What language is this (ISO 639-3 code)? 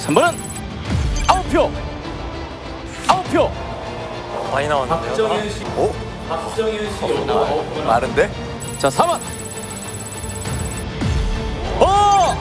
kor